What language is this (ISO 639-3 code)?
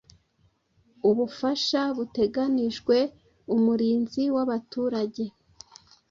kin